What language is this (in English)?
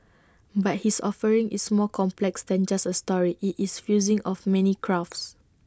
English